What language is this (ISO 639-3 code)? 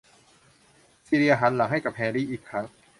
tha